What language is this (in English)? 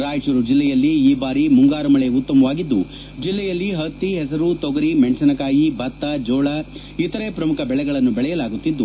Kannada